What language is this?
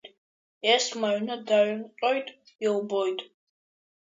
Abkhazian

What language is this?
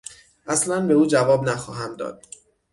Persian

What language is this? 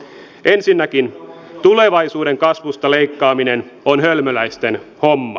Finnish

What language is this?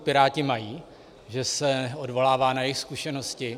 Czech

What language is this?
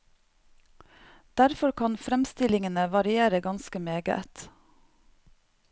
Norwegian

